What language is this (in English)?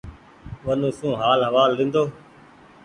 Goaria